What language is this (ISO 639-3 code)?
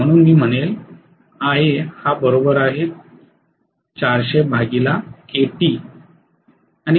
mar